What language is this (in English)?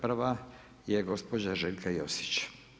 Croatian